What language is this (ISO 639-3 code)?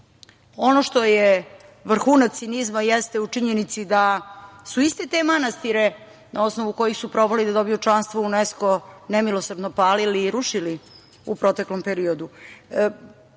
srp